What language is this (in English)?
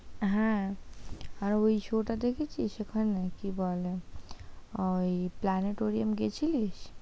Bangla